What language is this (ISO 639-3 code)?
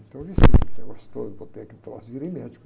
por